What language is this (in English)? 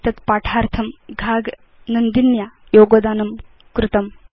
Sanskrit